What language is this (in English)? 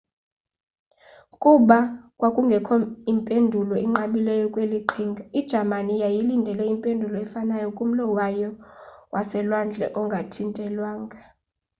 Xhosa